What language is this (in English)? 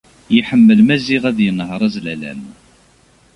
Kabyle